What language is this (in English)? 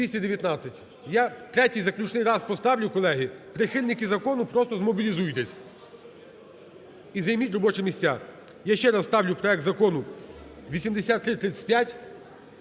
Ukrainian